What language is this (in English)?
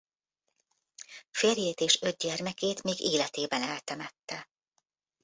Hungarian